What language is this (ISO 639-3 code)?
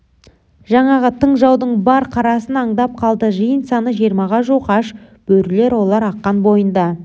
kaz